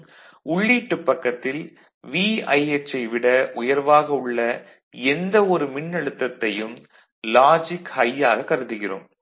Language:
Tamil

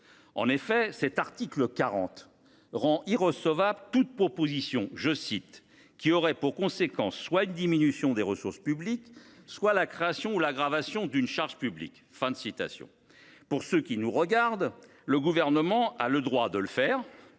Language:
French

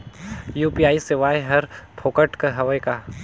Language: Chhattisgarhi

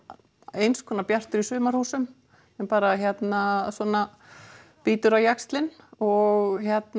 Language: Icelandic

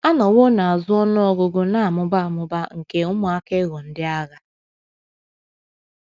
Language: Igbo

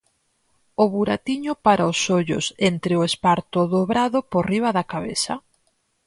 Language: Galician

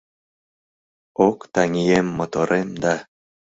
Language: Mari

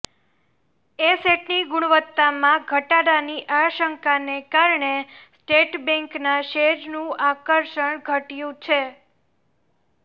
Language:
Gujarati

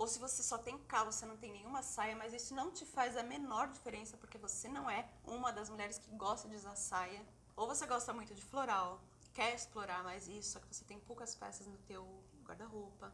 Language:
Portuguese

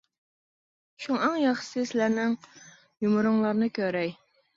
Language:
Uyghur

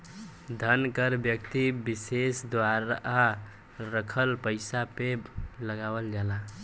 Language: Bhojpuri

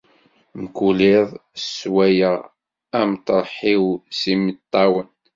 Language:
Kabyle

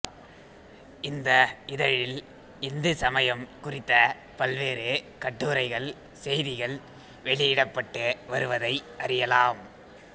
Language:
Tamil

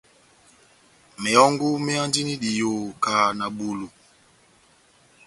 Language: Batanga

